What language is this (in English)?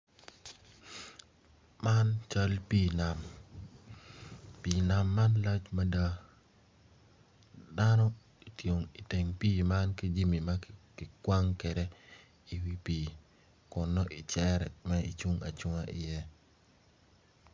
Acoli